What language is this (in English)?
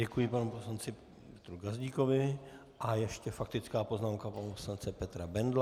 Czech